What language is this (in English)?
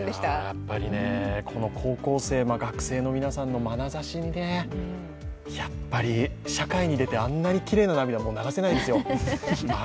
Japanese